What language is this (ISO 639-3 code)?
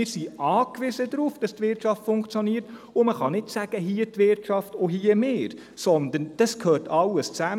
gsw